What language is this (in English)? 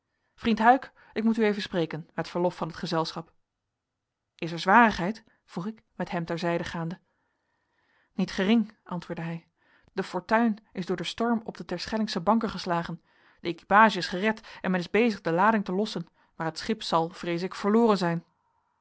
Dutch